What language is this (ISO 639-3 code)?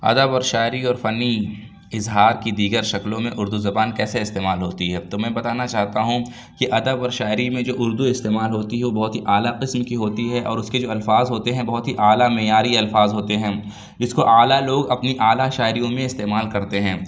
urd